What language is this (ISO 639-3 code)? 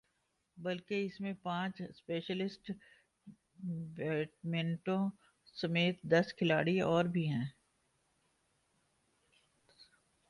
urd